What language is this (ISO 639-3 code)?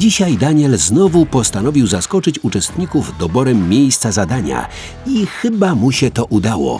pol